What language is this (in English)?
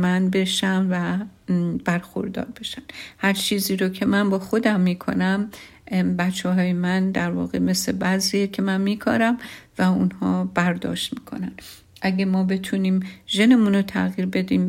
Persian